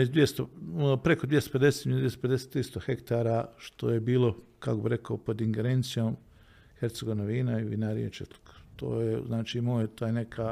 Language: Croatian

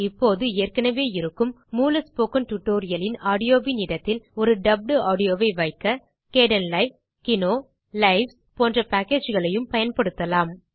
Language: Tamil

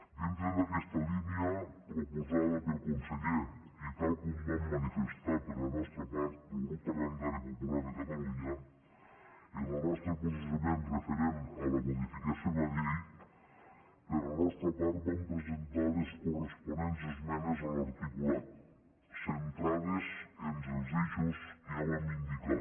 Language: Catalan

